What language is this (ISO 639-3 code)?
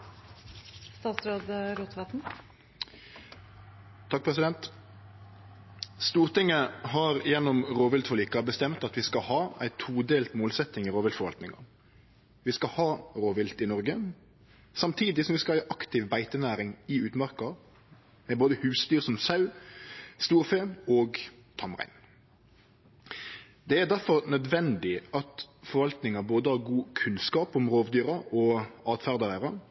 nno